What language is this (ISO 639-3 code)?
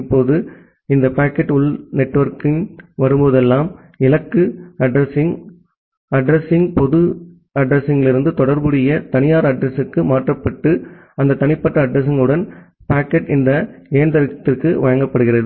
tam